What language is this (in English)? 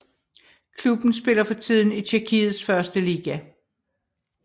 Danish